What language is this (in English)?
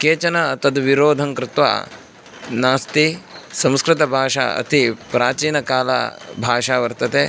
Sanskrit